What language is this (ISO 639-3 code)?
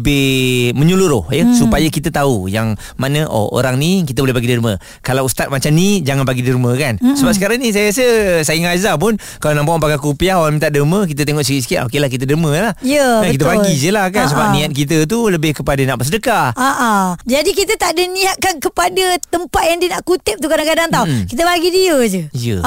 msa